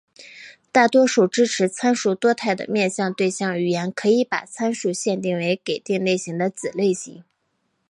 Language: Chinese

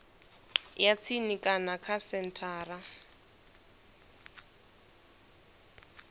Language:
Venda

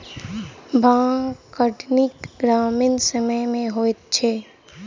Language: Maithili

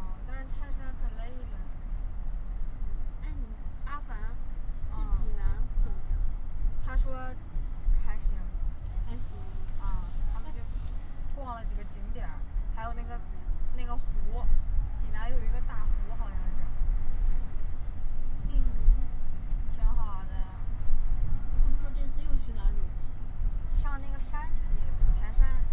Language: Chinese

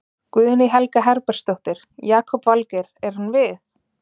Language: Icelandic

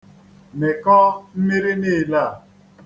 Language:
Igbo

